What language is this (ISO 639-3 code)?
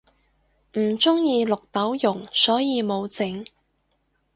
yue